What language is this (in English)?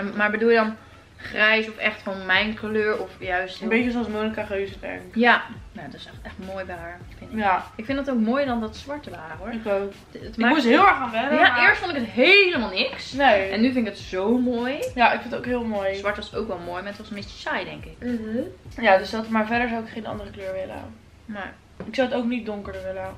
Dutch